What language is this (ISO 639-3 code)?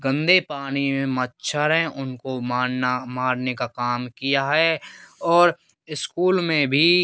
hin